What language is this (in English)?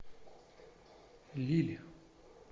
Russian